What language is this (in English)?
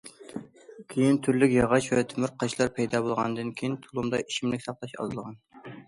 Uyghur